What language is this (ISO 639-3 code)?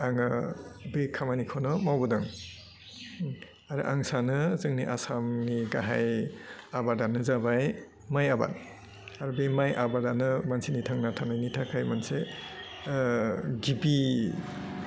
brx